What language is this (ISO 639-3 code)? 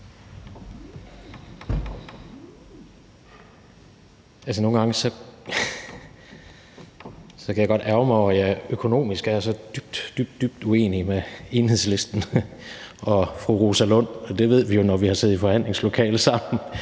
dan